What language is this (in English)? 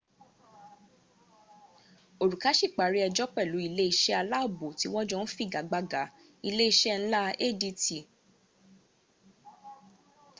Yoruba